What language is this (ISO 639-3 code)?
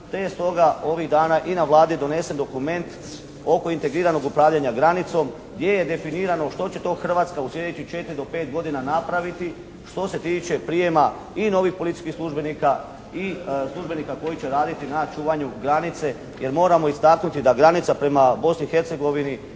hrv